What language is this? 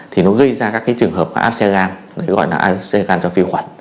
Vietnamese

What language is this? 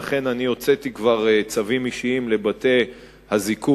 Hebrew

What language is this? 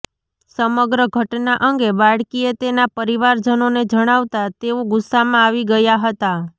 Gujarati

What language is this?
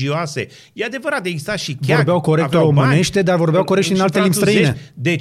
Romanian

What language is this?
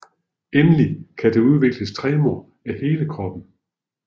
Danish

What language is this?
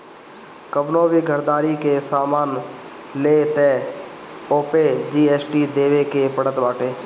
Bhojpuri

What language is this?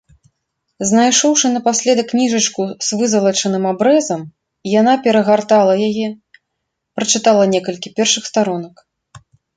Belarusian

